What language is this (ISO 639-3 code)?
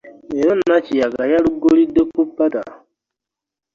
lug